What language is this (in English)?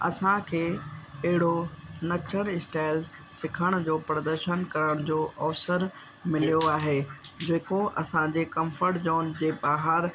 Sindhi